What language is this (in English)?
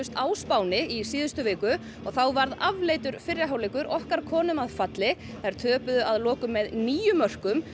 Icelandic